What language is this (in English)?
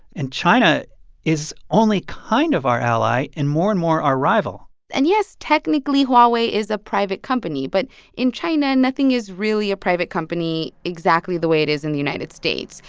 English